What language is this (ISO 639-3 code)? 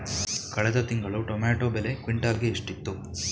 kan